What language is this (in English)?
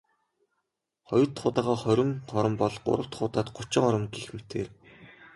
Mongolian